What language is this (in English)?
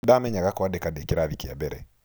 Kikuyu